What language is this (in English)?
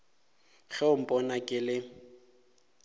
Northern Sotho